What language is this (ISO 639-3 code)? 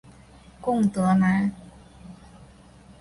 zho